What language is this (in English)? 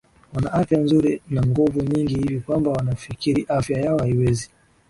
Swahili